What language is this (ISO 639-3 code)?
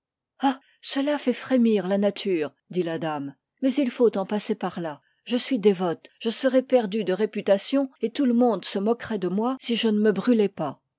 fra